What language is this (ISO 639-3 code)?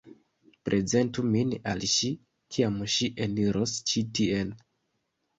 epo